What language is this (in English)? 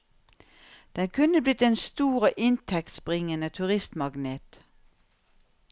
Norwegian